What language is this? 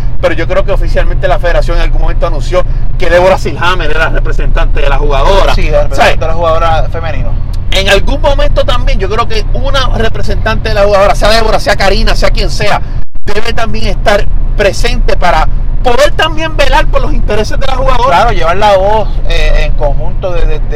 Spanish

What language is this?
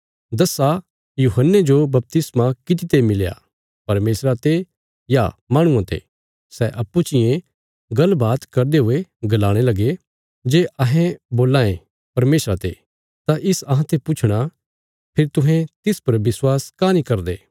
Bilaspuri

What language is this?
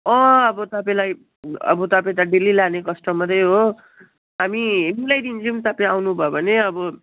Nepali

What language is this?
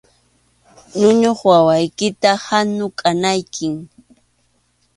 Arequipa-La Unión Quechua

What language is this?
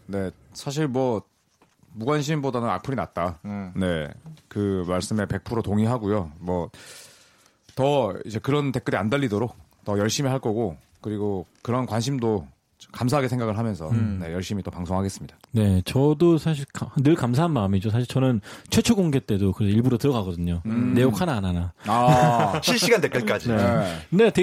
Korean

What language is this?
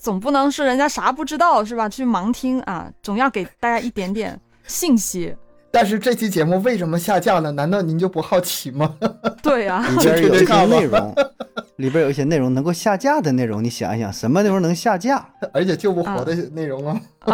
Chinese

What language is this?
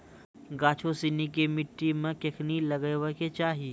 Maithili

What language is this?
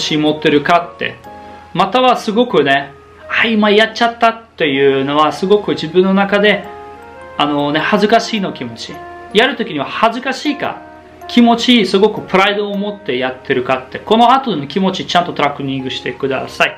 Japanese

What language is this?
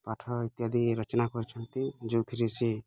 Odia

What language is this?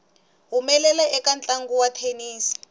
Tsonga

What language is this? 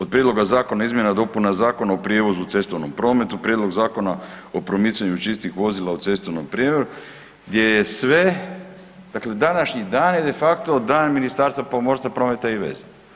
Croatian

